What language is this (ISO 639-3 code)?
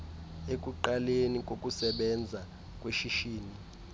xho